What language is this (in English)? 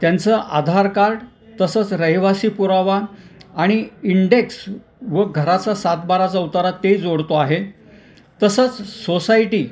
Marathi